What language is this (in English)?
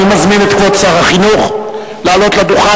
Hebrew